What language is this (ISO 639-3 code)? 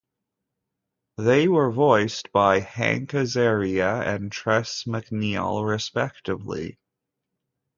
eng